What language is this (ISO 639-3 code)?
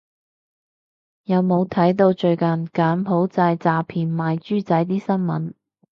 yue